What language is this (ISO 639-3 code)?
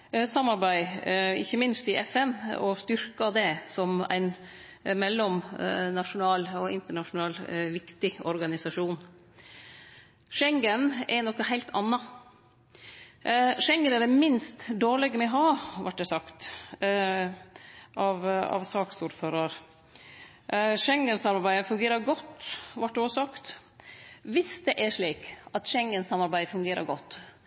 nno